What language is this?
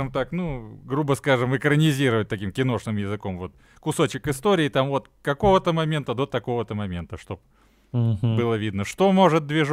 Russian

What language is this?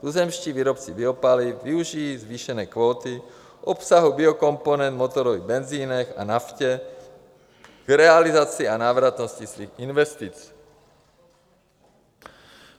Czech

